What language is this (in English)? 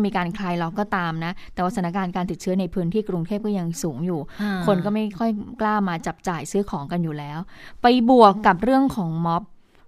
Thai